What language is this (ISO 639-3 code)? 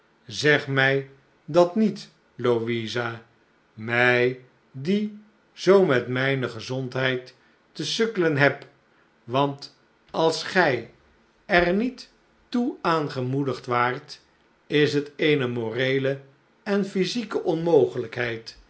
nld